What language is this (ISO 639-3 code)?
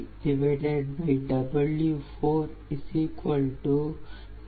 tam